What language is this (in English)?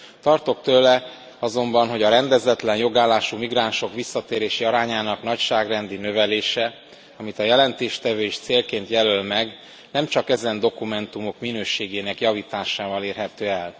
Hungarian